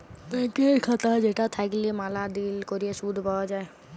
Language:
Bangla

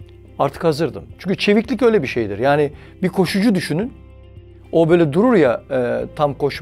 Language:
Turkish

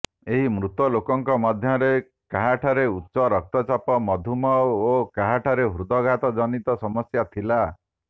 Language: Odia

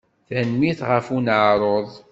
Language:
Kabyle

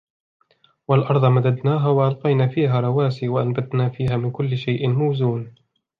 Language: Arabic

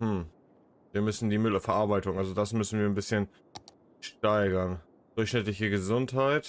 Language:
German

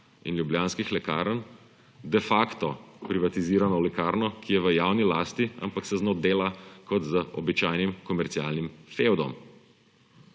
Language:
Slovenian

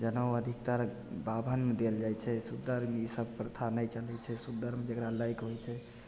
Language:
Maithili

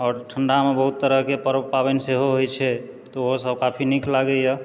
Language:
Maithili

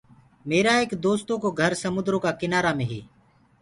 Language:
Gurgula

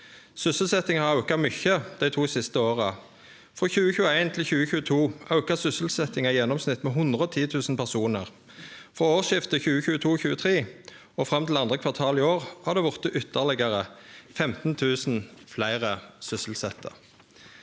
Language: Norwegian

